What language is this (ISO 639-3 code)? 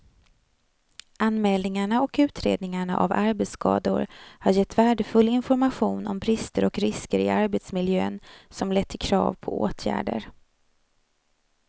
swe